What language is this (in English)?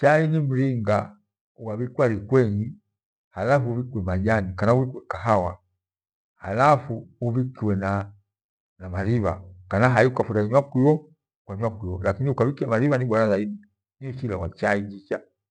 Gweno